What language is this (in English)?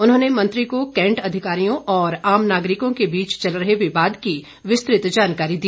Hindi